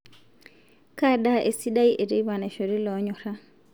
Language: Masai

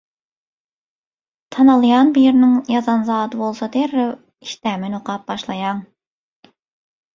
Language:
Turkmen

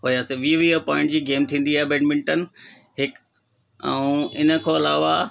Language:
Sindhi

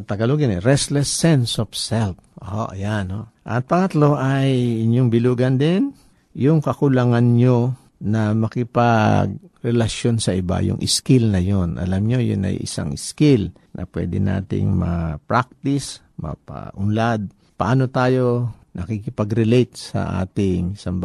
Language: Filipino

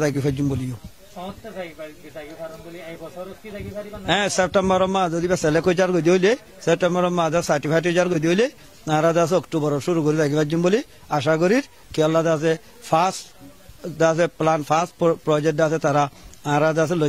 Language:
Turkish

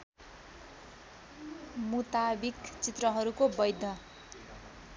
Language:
Nepali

